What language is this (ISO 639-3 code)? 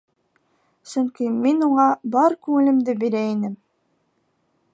bak